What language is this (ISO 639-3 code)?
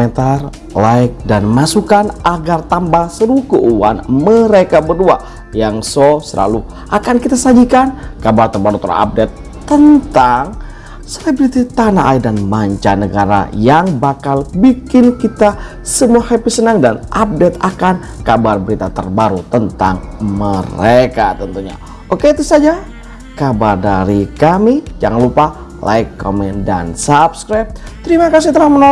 ind